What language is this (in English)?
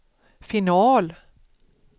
Swedish